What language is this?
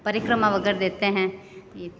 Hindi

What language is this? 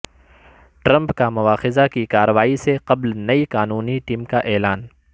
Urdu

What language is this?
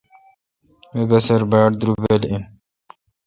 Kalkoti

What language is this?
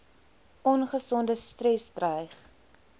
Afrikaans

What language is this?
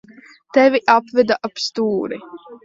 Latvian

